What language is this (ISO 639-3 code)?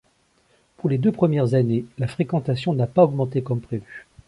fra